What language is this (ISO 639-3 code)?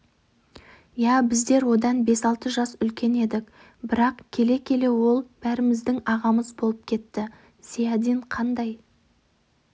kaz